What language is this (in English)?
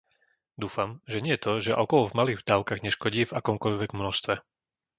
Slovak